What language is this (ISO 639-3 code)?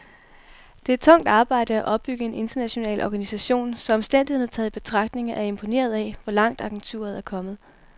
dan